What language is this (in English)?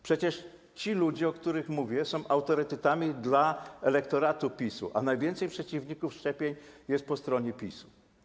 Polish